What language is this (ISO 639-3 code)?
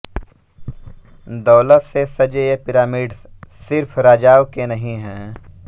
hin